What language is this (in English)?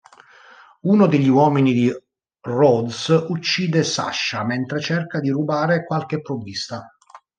Italian